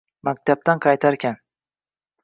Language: Uzbek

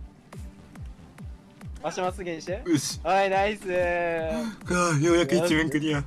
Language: Japanese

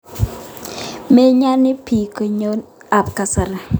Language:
Kalenjin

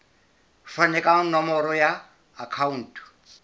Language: Southern Sotho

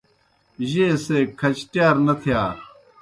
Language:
Kohistani Shina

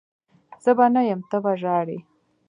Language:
Pashto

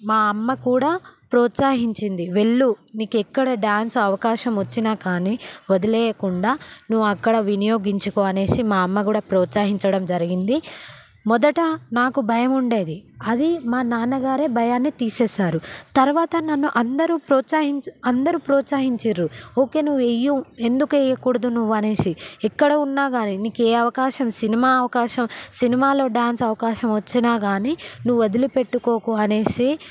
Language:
Telugu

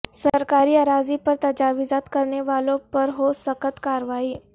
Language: Urdu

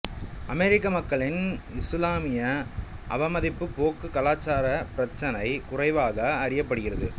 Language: Tamil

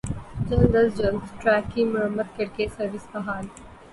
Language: Urdu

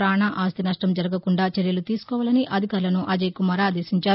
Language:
Telugu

